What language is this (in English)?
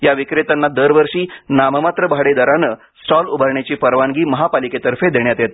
Marathi